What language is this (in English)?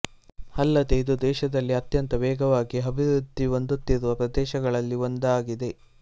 Kannada